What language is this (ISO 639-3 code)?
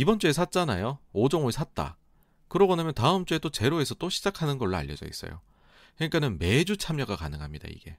kor